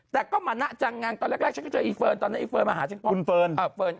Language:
Thai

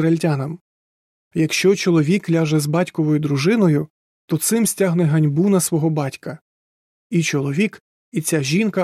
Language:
Ukrainian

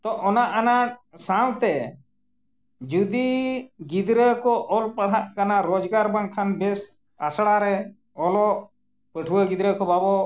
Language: Santali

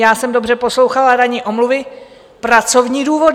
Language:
Czech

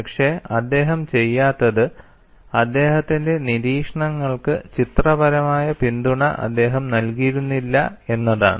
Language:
Malayalam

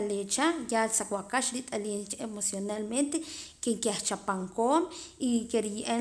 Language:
Poqomam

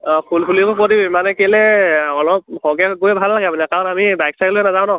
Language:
Assamese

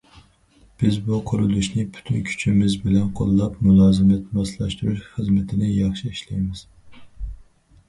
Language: Uyghur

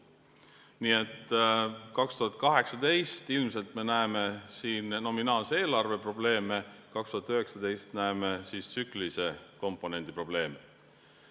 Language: Estonian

